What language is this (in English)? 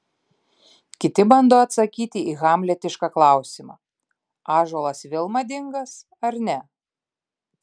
Lithuanian